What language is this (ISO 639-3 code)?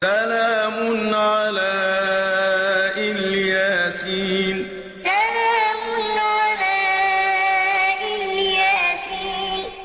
ara